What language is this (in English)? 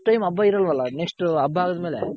Kannada